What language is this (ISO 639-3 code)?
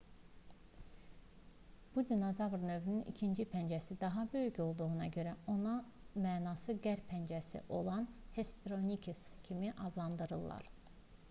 aze